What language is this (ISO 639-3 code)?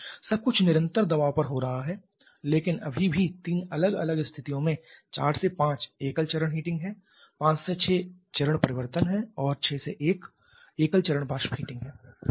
hin